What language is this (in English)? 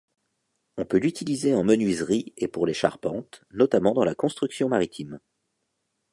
French